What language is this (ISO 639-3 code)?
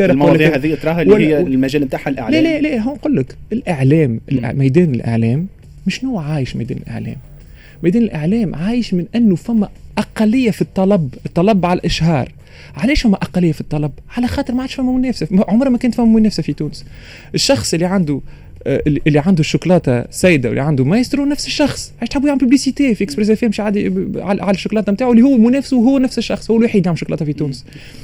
ara